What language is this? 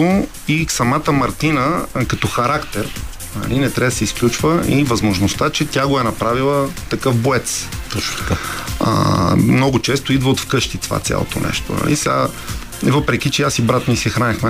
Bulgarian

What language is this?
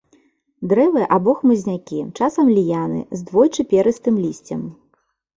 Belarusian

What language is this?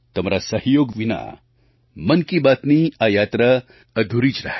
Gujarati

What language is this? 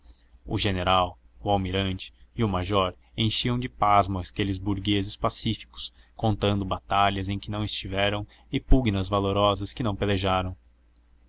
Portuguese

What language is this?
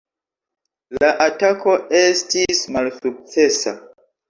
Esperanto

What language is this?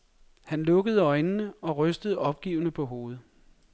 Danish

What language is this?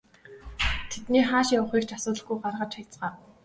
Mongolian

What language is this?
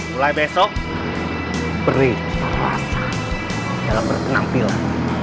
Indonesian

